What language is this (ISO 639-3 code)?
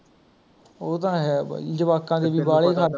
pan